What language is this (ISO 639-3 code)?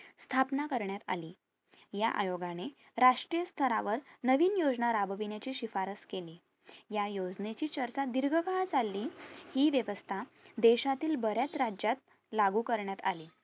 mar